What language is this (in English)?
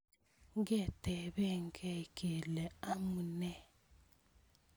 Kalenjin